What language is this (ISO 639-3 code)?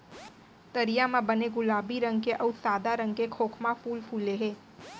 hne